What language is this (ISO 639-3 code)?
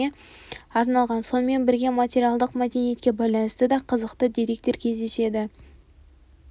kaz